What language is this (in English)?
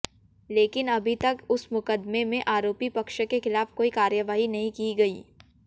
Hindi